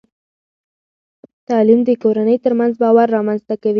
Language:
Pashto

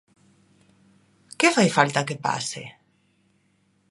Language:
Galician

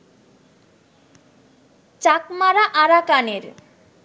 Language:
Bangla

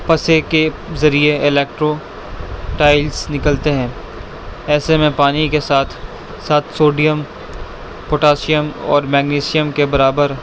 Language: Urdu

